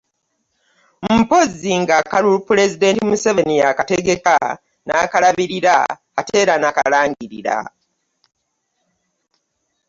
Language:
Ganda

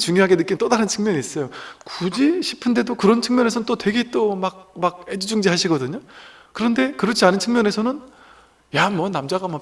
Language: Korean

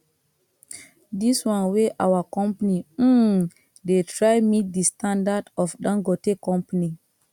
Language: Nigerian Pidgin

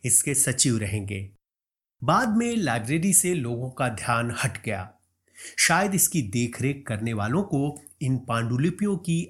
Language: Hindi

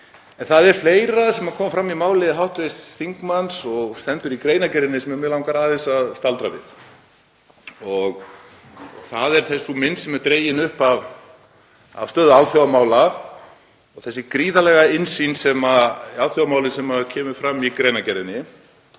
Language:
Icelandic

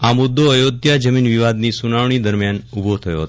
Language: Gujarati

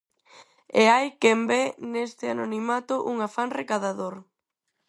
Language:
Galician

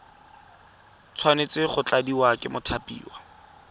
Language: Tswana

